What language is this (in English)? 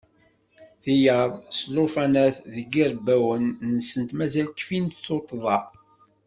Kabyle